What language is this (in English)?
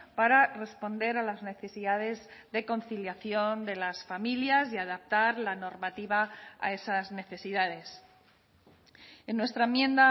Spanish